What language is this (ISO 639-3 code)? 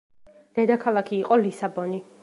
kat